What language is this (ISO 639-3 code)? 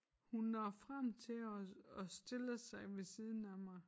dan